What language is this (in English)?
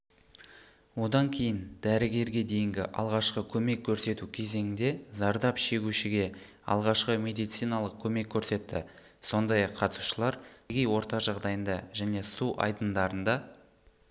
Kazakh